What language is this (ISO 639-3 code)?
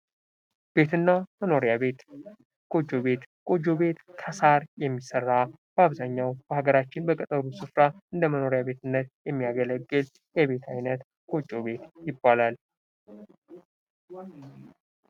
amh